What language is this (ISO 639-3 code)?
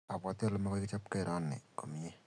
kln